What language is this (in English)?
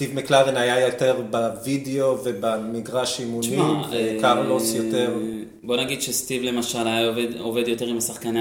Hebrew